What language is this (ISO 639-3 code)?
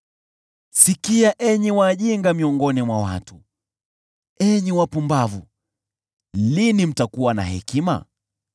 swa